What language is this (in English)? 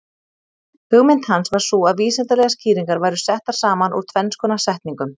Icelandic